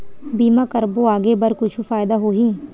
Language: Chhattisgarhi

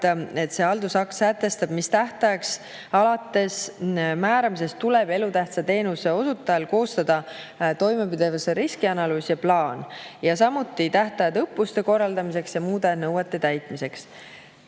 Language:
Estonian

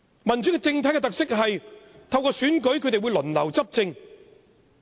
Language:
Cantonese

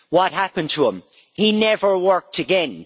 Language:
English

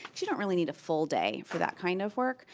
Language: English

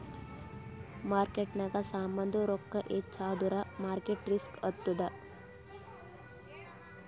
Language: Kannada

